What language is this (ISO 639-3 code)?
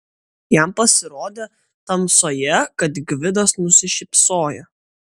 lit